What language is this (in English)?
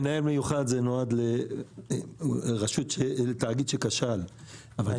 Hebrew